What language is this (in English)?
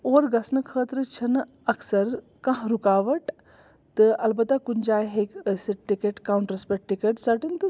Kashmiri